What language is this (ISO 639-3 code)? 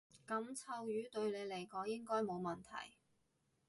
yue